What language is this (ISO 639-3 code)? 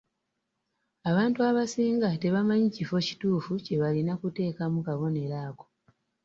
lug